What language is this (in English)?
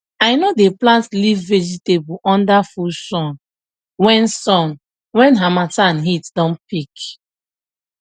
Nigerian Pidgin